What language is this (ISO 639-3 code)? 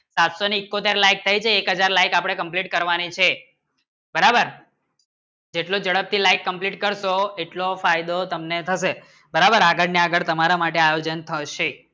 guj